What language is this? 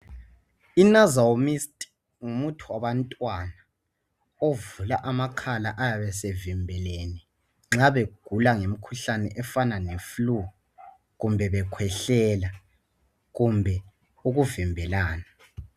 North Ndebele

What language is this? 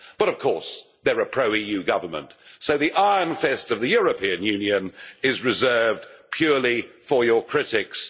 English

